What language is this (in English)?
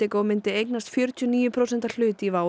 Icelandic